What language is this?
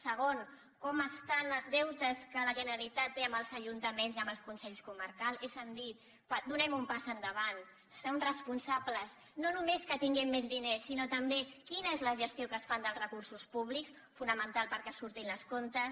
Catalan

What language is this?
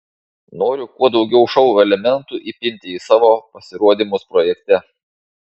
Lithuanian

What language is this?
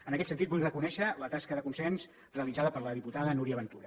Catalan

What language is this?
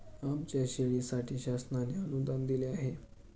Marathi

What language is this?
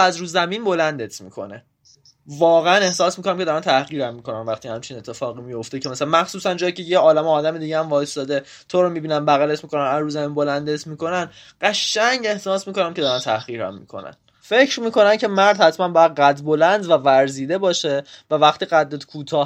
Persian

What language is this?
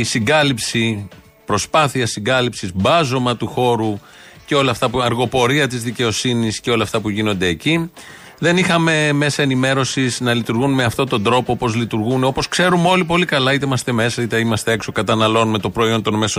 Greek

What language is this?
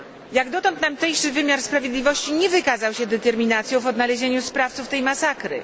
Polish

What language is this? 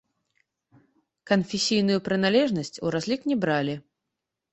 Belarusian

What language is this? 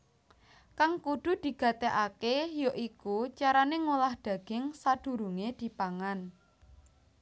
Javanese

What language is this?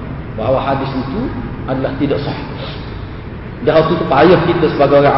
Malay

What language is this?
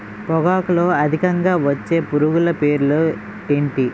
Telugu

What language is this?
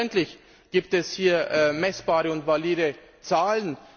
German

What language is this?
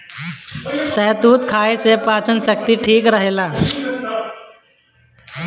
Bhojpuri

